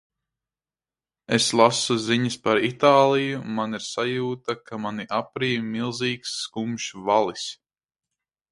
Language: Latvian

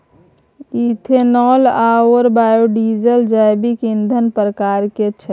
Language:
Maithili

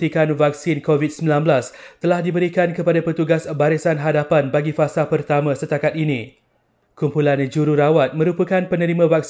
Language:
Malay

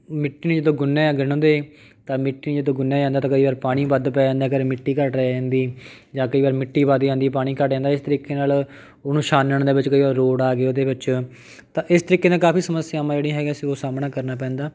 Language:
Punjabi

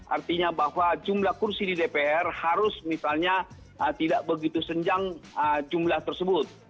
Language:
Indonesian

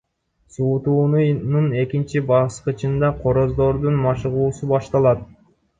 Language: Kyrgyz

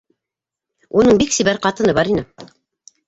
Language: Bashkir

